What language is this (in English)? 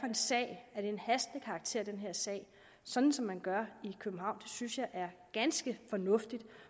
Danish